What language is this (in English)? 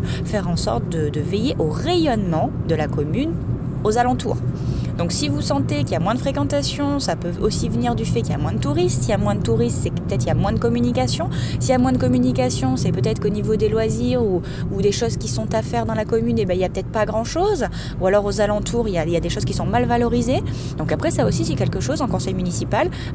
French